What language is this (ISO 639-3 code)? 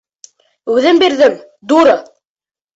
bak